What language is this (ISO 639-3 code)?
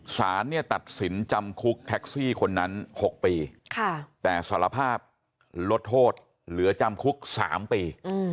tha